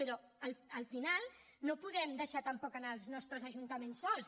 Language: Catalan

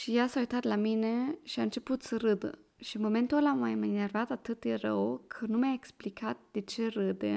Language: Romanian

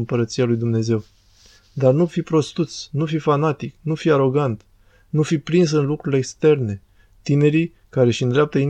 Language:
Romanian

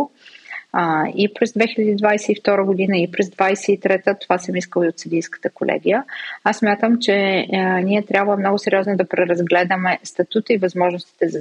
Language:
Bulgarian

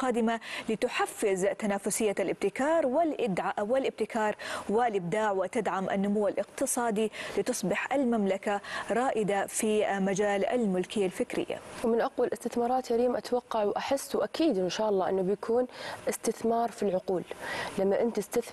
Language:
Arabic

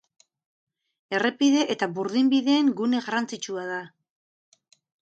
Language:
Basque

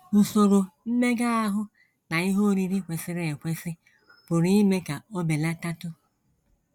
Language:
Igbo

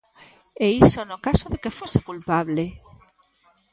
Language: Galician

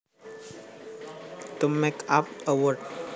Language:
Javanese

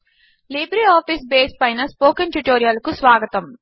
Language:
Telugu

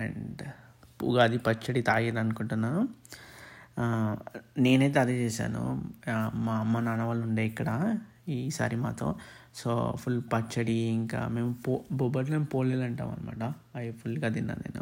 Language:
Telugu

